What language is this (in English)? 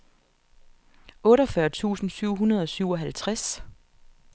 Danish